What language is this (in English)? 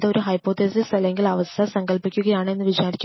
Malayalam